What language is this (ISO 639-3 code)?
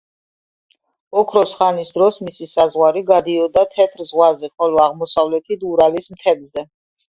kat